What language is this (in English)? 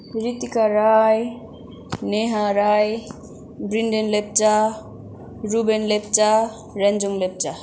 Nepali